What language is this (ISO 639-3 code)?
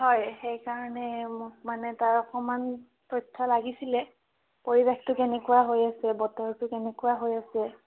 asm